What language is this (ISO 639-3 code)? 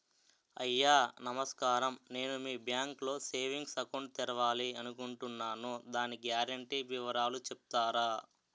tel